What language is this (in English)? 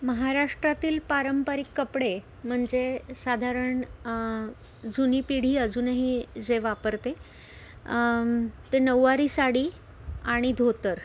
Marathi